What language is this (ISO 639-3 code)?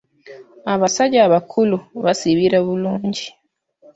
lug